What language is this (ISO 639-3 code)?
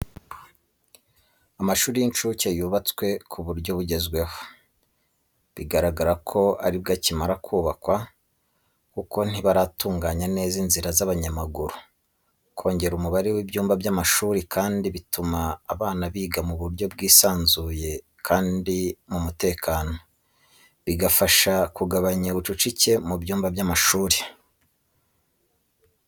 kin